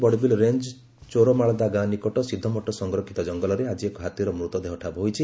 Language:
Odia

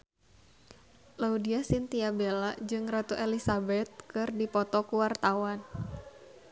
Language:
Sundanese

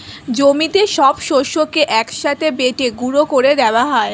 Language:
Bangla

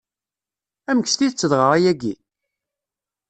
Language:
Kabyle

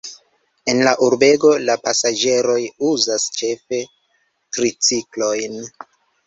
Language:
Esperanto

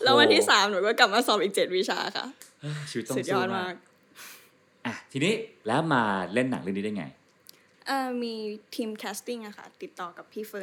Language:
Thai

